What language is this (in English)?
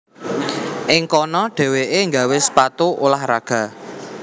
Javanese